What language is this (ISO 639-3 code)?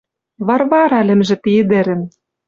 mrj